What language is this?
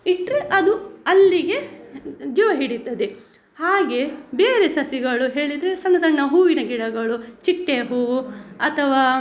Kannada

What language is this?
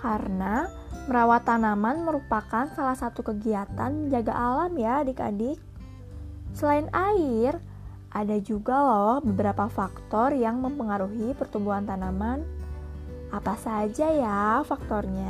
Indonesian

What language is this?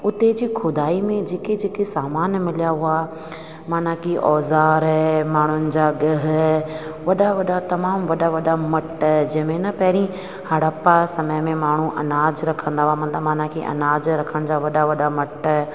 Sindhi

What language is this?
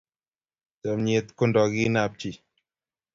Kalenjin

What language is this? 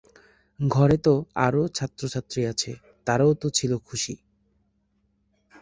Bangla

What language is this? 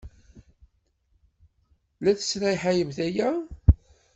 Kabyle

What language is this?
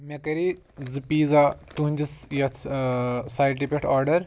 Kashmiri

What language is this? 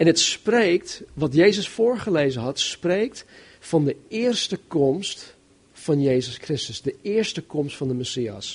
Dutch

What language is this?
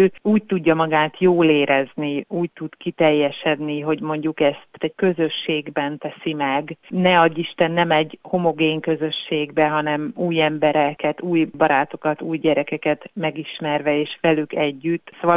Hungarian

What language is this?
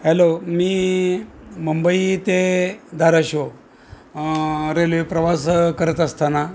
Marathi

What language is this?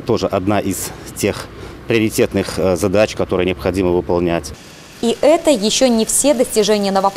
Russian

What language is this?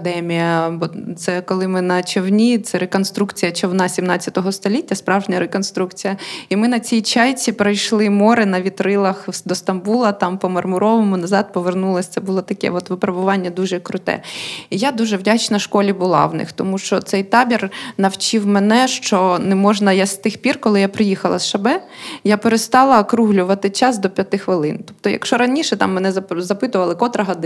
Ukrainian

